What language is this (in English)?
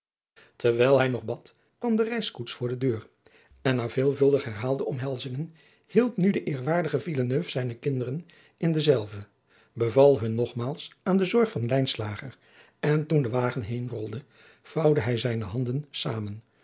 Dutch